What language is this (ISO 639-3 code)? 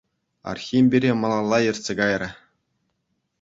chv